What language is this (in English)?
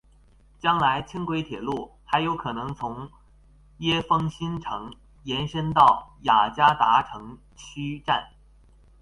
Chinese